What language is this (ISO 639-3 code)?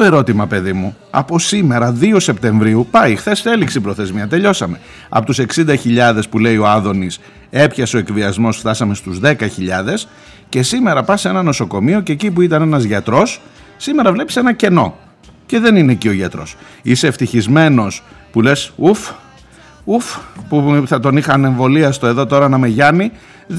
ell